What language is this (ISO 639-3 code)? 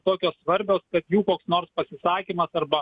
lit